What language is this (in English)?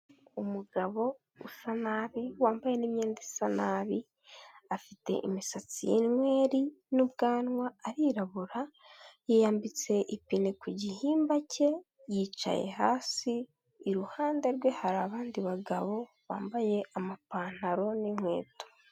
Kinyarwanda